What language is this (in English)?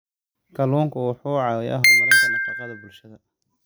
Somali